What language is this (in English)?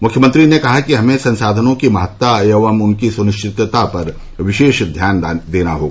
Hindi